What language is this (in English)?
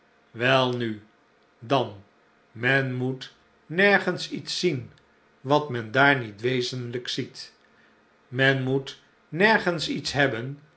Dutch